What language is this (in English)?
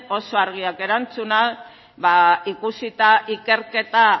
Basque